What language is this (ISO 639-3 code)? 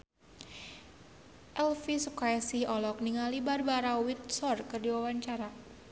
sun